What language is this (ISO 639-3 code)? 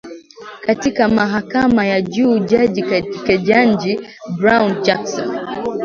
swa